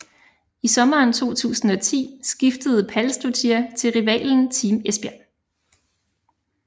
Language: Danish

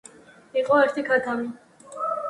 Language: Georgian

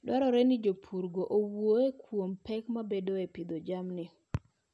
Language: Luo (Kenya and Tanzania)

